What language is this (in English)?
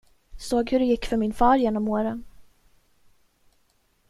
Swedish